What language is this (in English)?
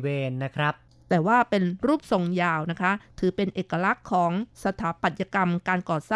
Thai